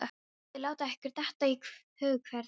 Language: Icelandic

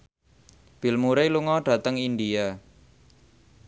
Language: Javanese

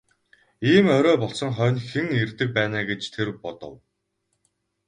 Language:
Mongolian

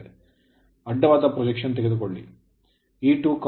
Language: Kannada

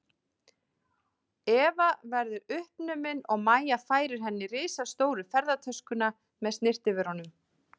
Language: Icelandic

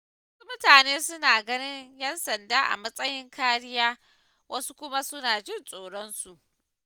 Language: Hausa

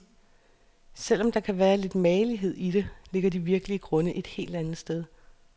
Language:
Danish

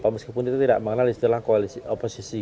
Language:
Indonesian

